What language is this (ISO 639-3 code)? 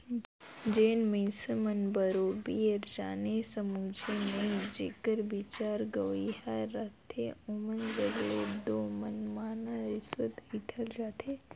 hne